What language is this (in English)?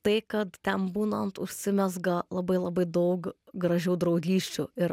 Lithuanian